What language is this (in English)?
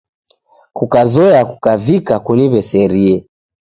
Taita